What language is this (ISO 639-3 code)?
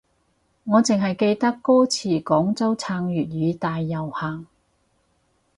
yue